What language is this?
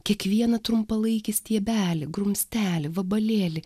Lithuanian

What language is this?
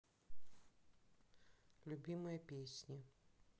Russian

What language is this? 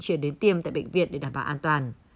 Vietnamese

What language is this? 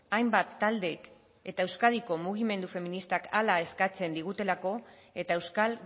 Basque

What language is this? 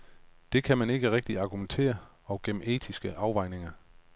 Danish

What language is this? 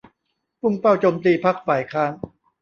Thai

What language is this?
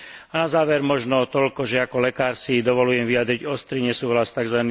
Slovak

